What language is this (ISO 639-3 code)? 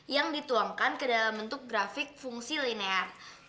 ind